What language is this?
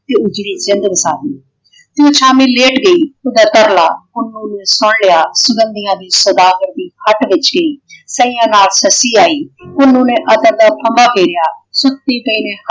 Punjabi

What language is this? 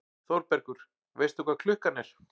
Icelandic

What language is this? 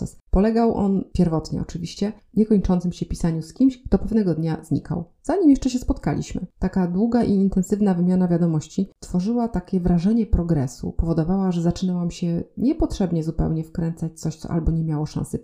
Polish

